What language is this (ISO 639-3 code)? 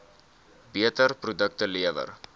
afr